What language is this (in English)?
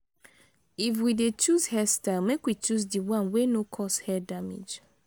Nigerian Pidgin